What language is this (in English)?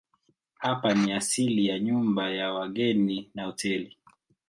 Swahili